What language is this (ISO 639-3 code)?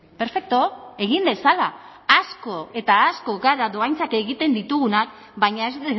eus